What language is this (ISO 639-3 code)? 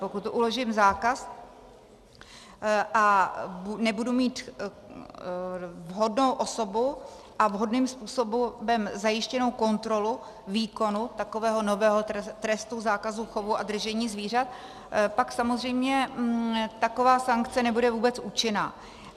ces